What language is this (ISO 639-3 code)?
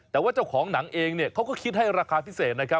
tha